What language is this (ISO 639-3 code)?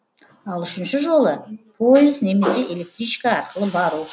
kaz